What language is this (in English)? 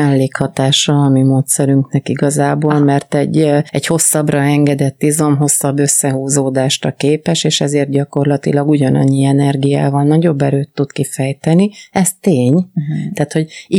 Hungarian